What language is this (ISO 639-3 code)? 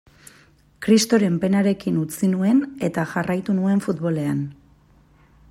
eus